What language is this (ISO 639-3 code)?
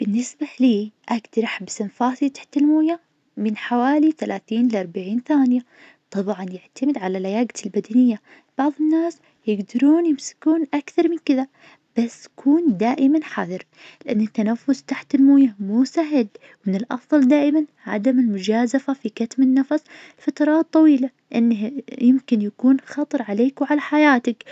ars